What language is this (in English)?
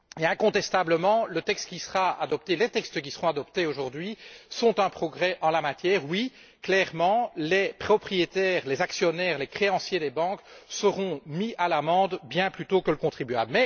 French